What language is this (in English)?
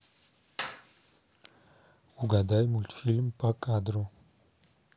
Russian